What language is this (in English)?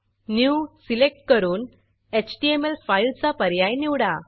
Marathi